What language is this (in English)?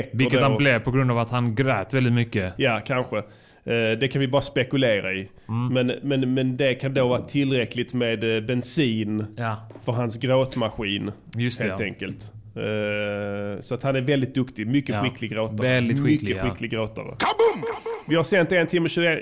Swedish